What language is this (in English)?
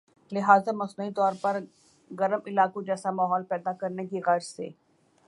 Urdu